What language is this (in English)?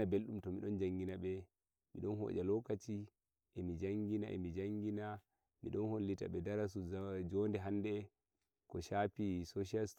Nigerian Fulfulde